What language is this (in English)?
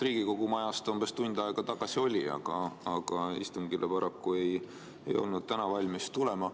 Estonian